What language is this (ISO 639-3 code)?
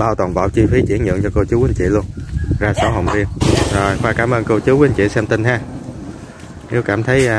vie